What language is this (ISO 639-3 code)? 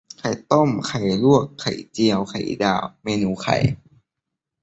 tha